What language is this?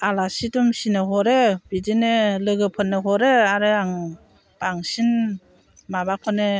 Bodo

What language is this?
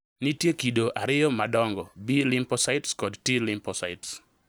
Luo (Kenya and Tanzania)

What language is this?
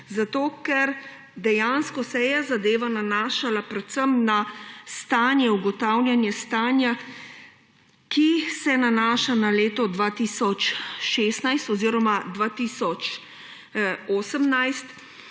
Slovenian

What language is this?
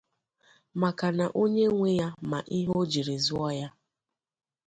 Igbo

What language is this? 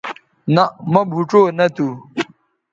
Bateri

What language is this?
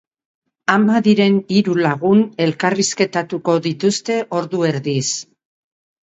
Basque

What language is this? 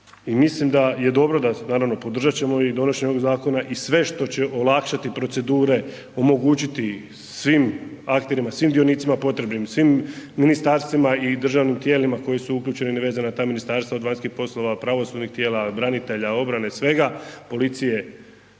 Croatian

